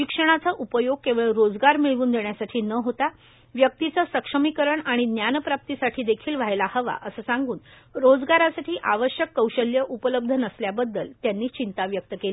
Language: Marathi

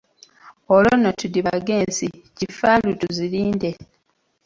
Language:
Ganda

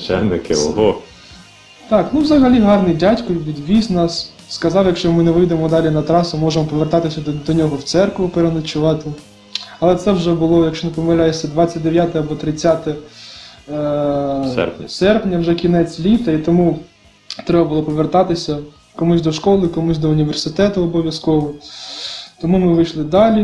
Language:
Ukrainian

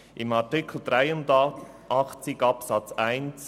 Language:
Swiss German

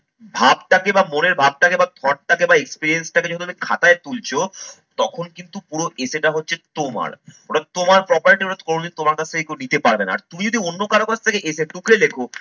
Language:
Bangla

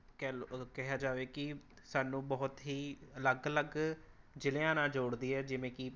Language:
Punjabi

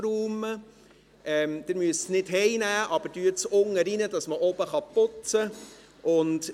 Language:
Swiss German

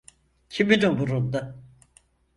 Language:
Turkish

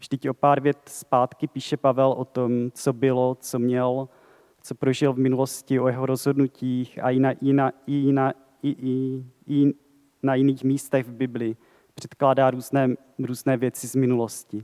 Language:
Czech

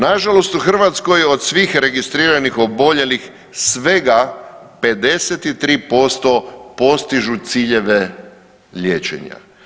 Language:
Croatian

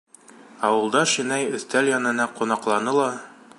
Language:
Bashkir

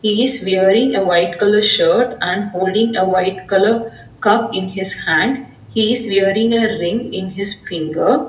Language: English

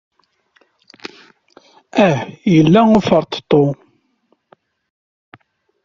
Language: Kabyle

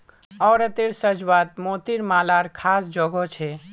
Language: Magahi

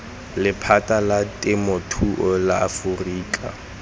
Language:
Tswana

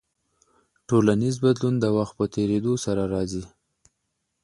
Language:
Pashto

